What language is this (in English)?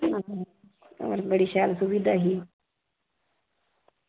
Dogri